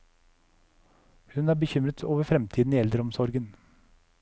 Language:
Norwegian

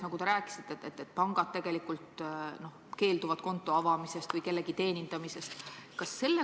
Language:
Estonian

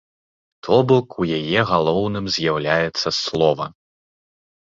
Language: Belarusian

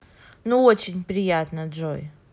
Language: Russian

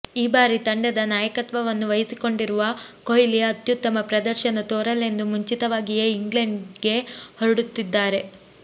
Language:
Kannada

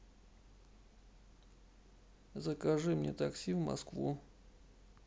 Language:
Russian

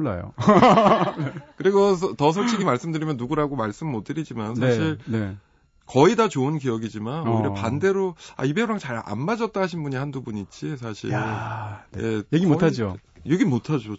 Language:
Korean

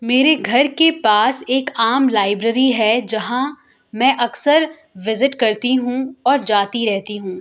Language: Urdu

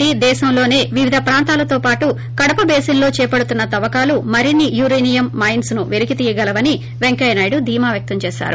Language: Telugu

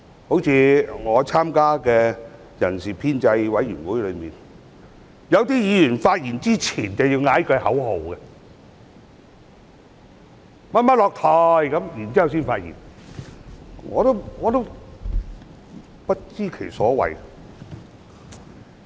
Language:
Cantonese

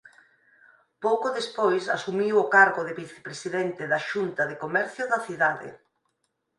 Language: Galician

